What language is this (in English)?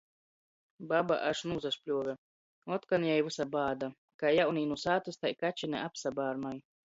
Latgalian